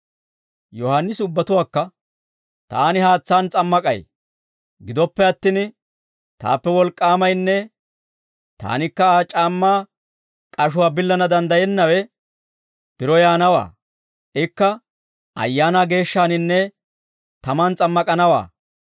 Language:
Dawro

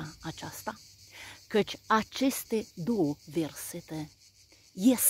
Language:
Romanian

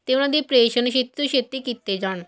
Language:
Punjabi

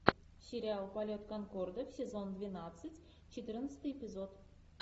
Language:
Russian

